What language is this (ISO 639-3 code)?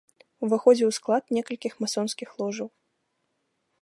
bel